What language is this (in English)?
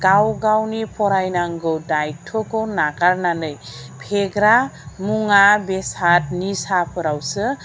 Bodo